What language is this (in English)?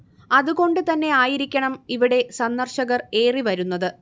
Malayalam